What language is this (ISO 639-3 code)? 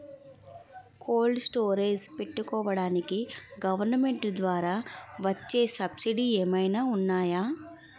tel